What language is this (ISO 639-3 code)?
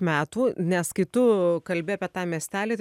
lit